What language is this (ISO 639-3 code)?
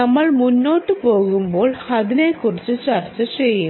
mal